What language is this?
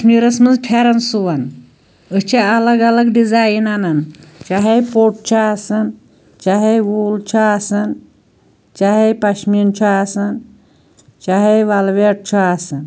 Kashmiri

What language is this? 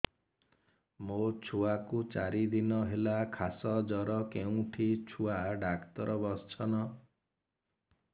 Odia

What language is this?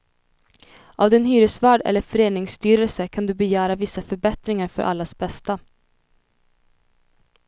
Swedish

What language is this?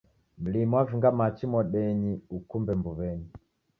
Taita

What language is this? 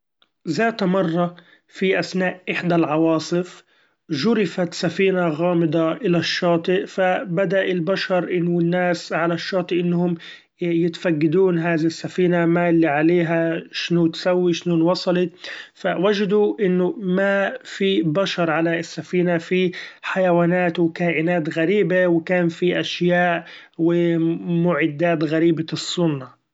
Gulf Arabic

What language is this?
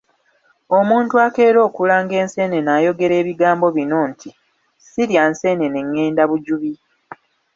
Ganda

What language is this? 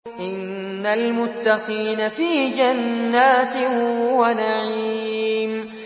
Arabic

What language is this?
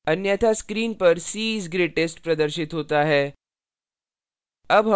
Hindi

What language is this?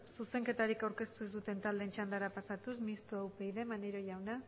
Basque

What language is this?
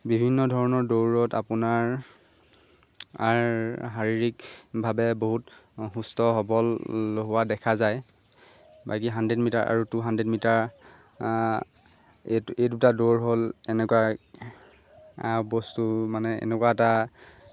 Assamese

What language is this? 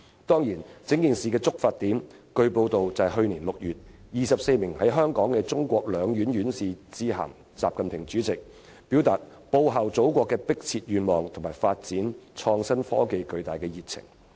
Cantonese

